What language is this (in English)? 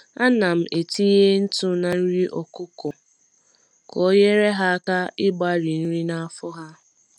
Igbo